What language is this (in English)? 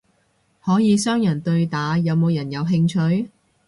Cantonese